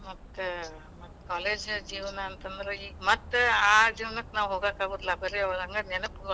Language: Kannada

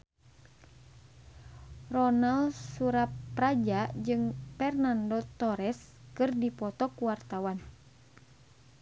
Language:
Sundanese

